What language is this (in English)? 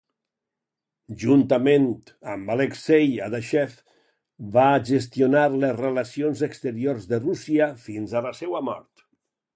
Catalan